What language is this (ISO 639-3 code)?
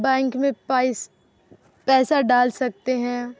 urd